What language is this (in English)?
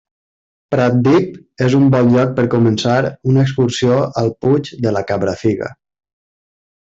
Catalan